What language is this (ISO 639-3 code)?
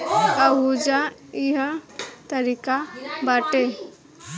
bho